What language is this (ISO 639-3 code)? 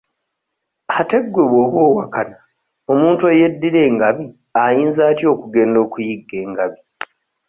lug